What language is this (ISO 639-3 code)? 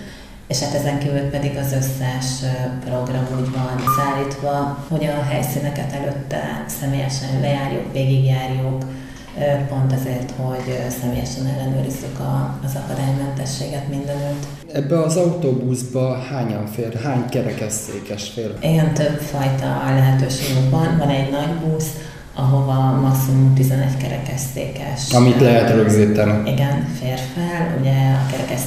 hun